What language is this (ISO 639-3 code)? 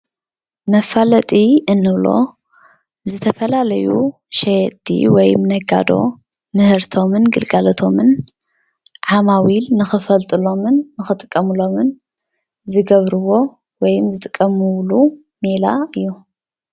tir